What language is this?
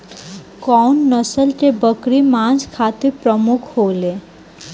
Bhojpuri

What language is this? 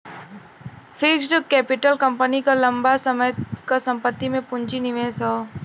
Bhojpuri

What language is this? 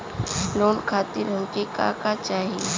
Bhojpuri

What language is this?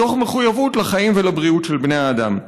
Hebrew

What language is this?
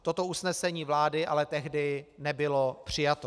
Czech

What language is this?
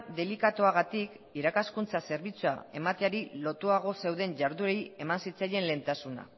Basque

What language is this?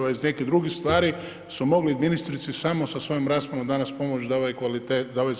Croatian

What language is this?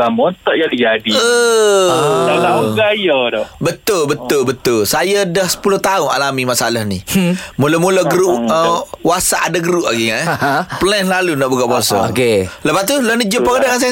Malay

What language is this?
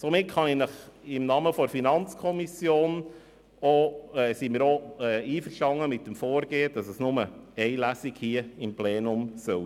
Swiss German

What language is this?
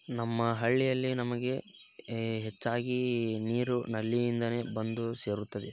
Kannada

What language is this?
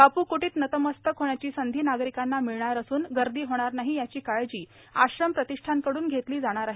Marathi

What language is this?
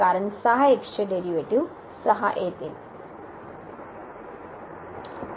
Marathi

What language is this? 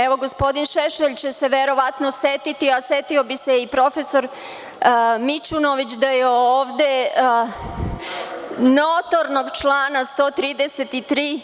Serbian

